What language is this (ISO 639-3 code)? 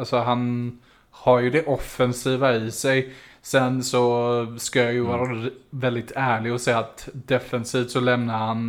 swe